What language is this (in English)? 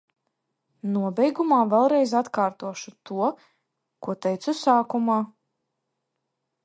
Latvian